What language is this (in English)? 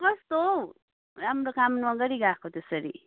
Nepali